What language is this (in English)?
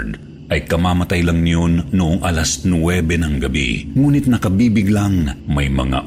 Filipino